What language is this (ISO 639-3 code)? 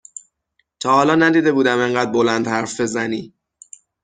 fas